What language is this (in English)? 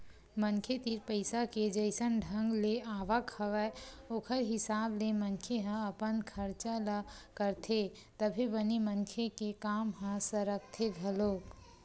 Chhattisgarhi